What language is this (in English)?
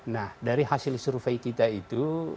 Indonesian